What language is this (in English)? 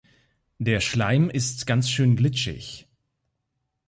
German